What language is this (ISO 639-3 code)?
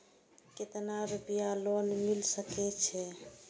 mai